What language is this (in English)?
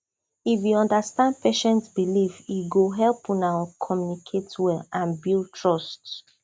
Nigerian Pidgin